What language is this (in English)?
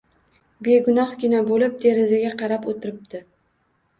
Uzbek